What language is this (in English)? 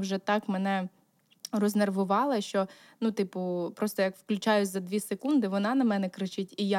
Ukrainian